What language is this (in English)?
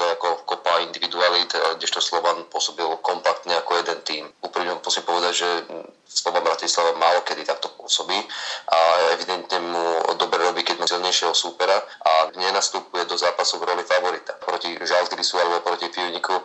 Slovak